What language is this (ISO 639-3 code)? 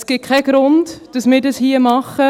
gsw